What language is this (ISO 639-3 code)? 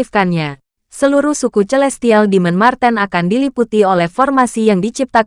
ind